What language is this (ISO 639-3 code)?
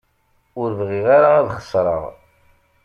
kab